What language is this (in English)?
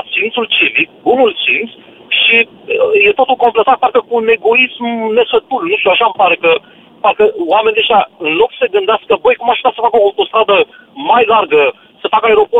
Romanian